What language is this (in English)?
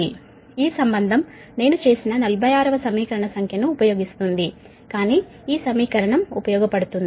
Telugu